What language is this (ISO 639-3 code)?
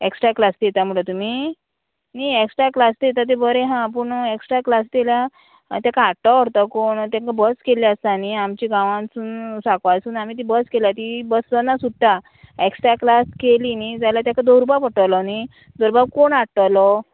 kok